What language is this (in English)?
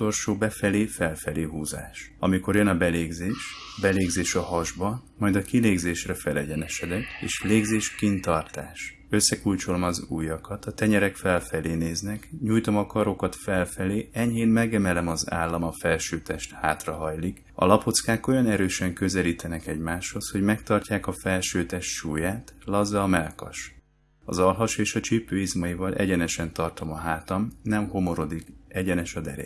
Hungarian